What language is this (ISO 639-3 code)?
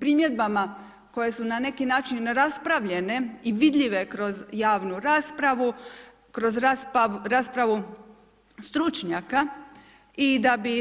hrv